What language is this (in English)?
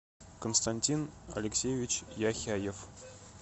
Russian